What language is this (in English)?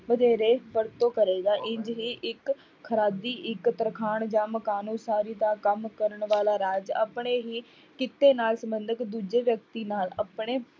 Punjabi